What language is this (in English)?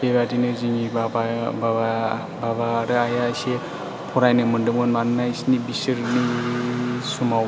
Bodo